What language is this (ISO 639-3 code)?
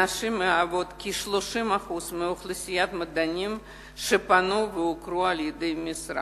heb